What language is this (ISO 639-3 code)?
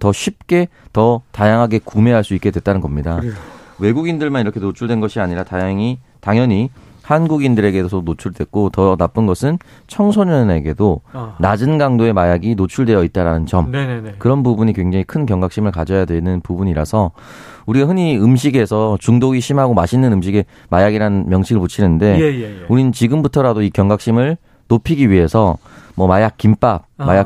kor